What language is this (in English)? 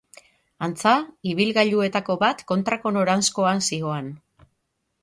Basque